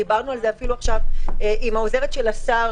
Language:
Hebrew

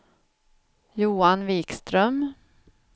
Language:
Swedish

